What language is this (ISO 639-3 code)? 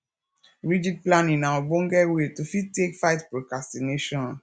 pcm